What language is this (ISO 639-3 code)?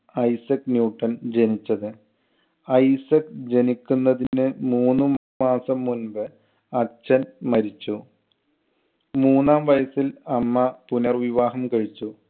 mal